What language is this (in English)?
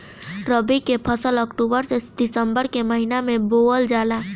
Bhojpuri